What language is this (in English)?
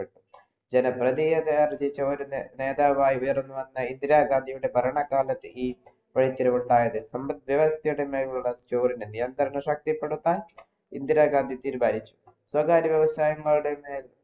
Malayalam